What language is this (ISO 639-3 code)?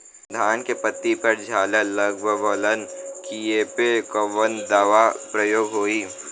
bho